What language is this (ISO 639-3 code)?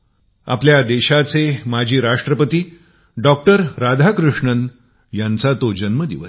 mar